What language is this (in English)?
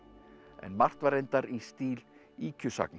Icelandic